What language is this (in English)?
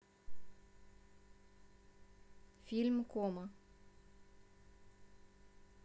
Russian